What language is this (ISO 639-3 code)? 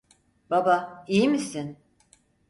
tur